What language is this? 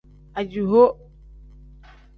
Tem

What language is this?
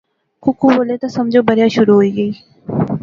Pahari-Potwari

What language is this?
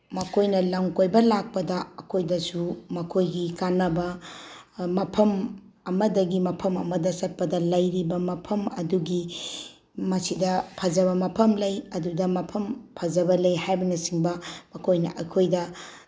Manipuri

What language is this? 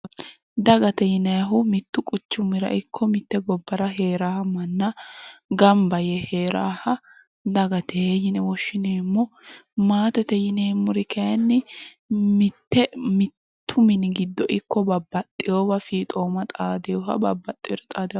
Sidamo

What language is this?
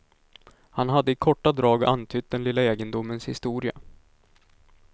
Swedish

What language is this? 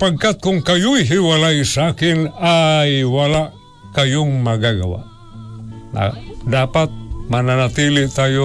Filipino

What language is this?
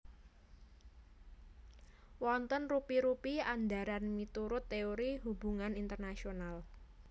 Javanese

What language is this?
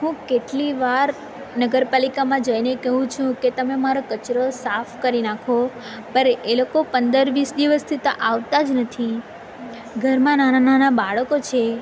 Gujarati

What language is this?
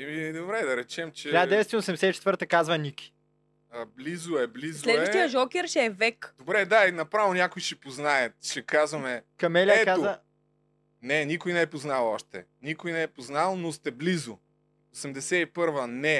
Bulgarian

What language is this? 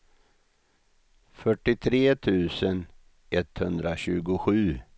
Swedish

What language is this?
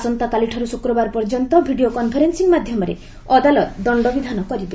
Odia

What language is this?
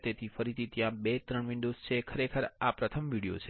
Gujarati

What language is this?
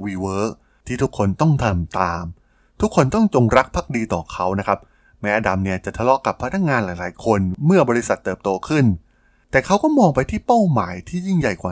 Thai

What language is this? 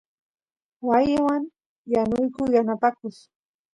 Santiago del Estero Quichua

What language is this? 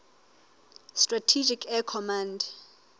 Southern Sotho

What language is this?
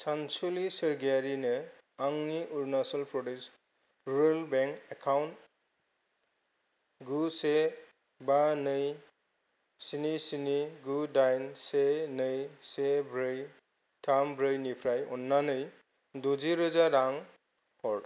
Bodo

